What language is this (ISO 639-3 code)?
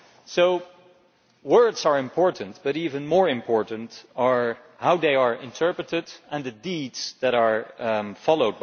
eng